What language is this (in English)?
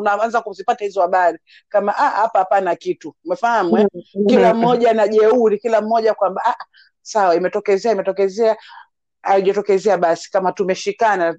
Swahili